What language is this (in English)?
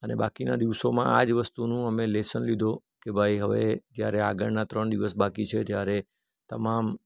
Gujarati